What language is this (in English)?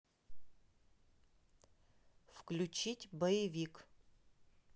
Russian